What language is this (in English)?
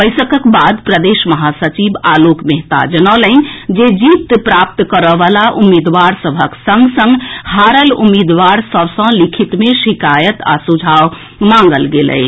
Maithili